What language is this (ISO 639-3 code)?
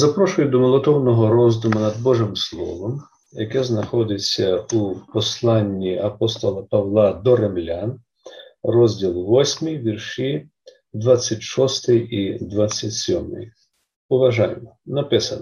ukr